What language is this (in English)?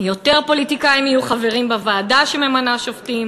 Hebrew